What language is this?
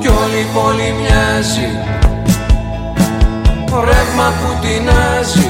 Greek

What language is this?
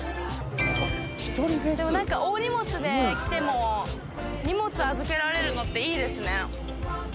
Japanese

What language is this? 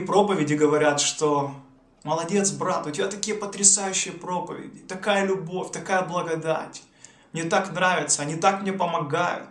Russian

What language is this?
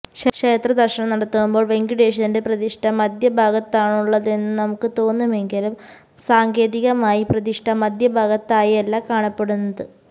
Malayalam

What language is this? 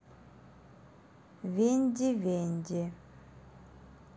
Russian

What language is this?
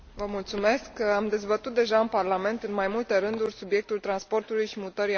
Romanian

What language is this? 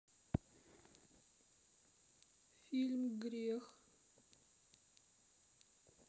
Russian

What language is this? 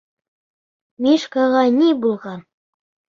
Bashkir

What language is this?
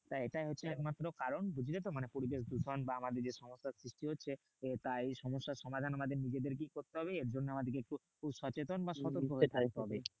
Bangla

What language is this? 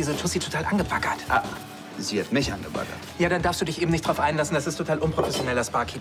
German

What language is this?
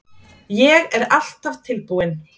Icelandic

